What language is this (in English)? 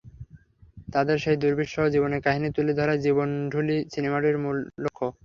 Bangla